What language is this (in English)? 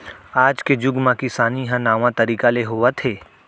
Chhattisgarhi